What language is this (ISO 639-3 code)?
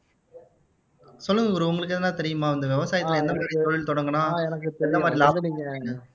tam